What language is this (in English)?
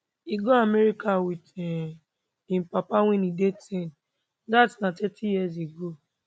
Nigerian Pidgin